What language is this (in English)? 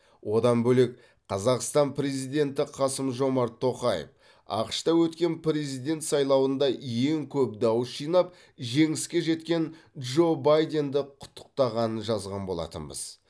Kazakh